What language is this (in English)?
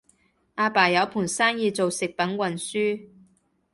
Cantonese